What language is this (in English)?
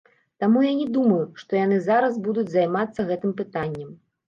Belarusian